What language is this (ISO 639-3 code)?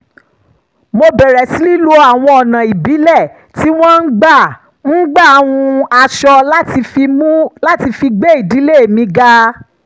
yor